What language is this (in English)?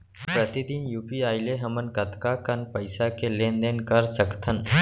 Chhattisgarhi